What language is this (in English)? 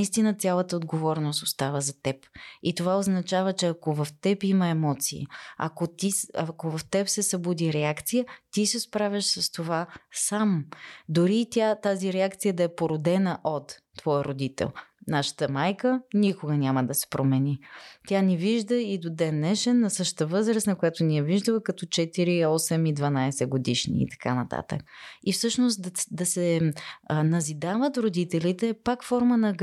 Bulgarian